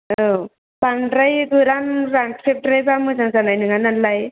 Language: Bodo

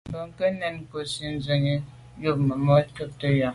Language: Medumba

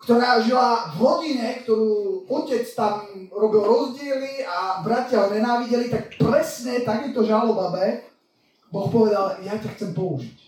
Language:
Slovak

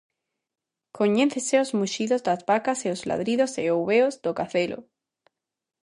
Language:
Galician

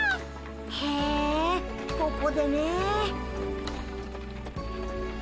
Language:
Japanese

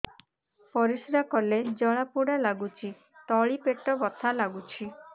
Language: Odia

